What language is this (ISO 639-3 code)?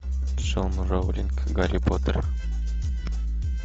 rus